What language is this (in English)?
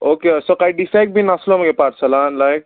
Konkani